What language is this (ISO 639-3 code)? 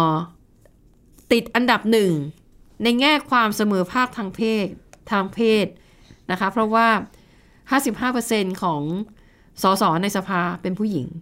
tha